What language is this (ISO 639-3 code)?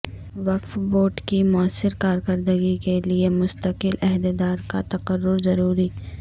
urd